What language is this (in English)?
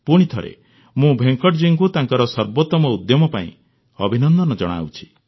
Odia